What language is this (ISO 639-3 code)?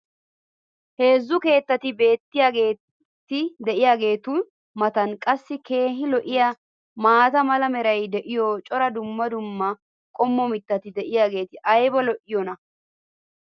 wal